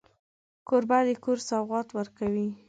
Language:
Pashto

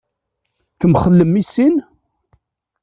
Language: Kabyle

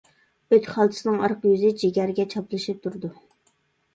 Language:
Uyghur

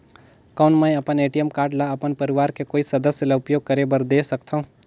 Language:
Chhattisgarhi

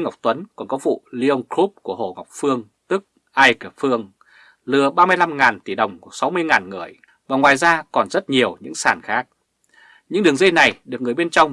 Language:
Vietnamese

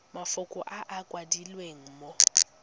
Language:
Tswana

